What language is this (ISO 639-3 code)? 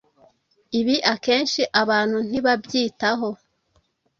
kin